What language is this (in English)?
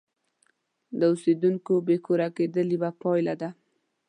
Pashto